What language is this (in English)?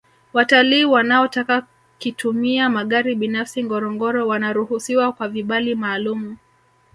Swahili